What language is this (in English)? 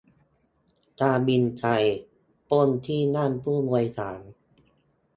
Thai